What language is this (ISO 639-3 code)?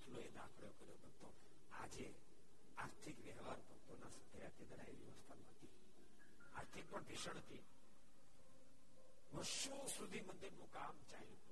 guj